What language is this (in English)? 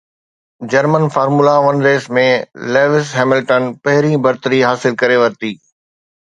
Sindhi